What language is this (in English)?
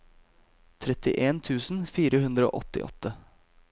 Norwegian